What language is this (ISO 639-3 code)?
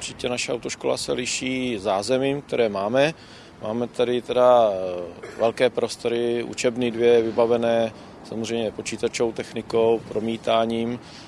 ces